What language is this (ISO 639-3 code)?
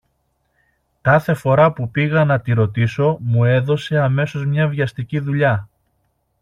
ell